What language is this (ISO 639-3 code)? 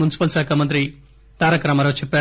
tel